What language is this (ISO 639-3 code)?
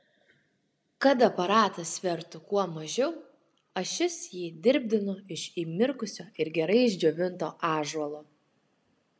lit